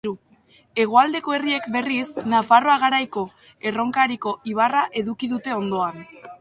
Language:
Basque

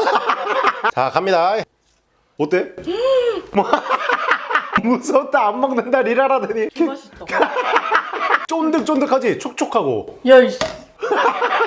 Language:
Korean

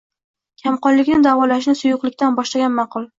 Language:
Uzbek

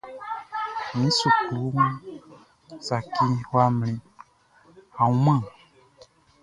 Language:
Baoulé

